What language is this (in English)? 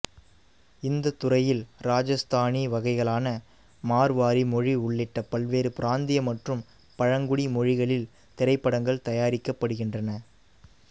Tamil